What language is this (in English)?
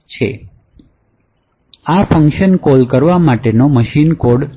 Gujarati